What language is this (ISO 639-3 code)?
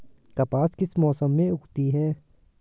hin